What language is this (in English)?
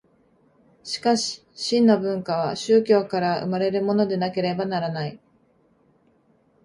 Japanese